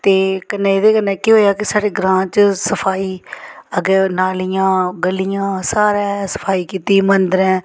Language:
Dogri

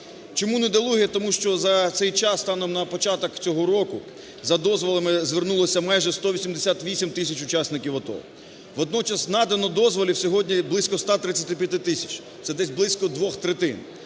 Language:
Ukrainian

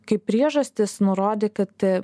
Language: Lithuanian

